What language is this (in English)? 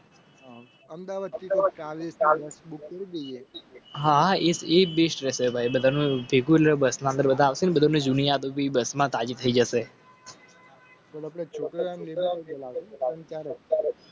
Gujarati